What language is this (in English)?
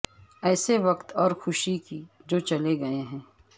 Urdu